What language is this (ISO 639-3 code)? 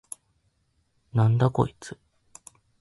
jpn